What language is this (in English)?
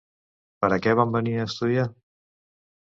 Catalan